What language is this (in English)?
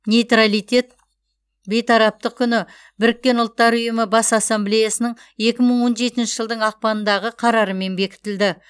Kazakh